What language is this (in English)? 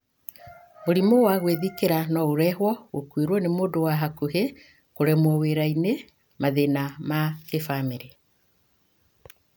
Kikuyu